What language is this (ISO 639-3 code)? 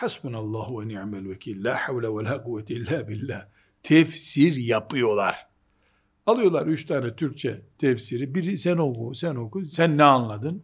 tur